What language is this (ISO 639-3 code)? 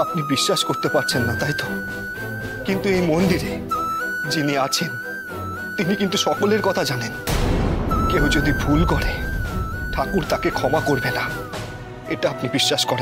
kor